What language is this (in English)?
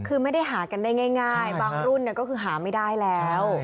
Thai